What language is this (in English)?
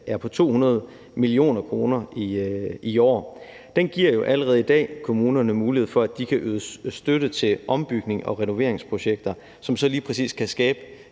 Danish